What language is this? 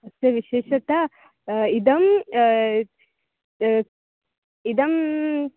Sanskrit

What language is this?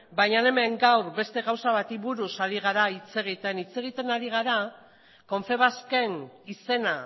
Basque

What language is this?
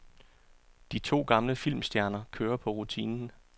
Danish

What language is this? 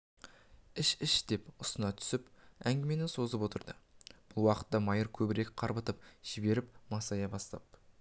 Kazakh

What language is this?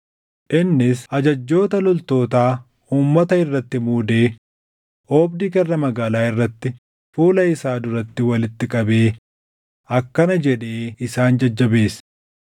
Oromo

